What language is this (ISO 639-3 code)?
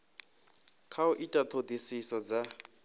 ven